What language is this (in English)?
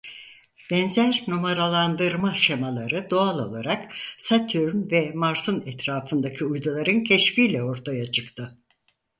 Turkish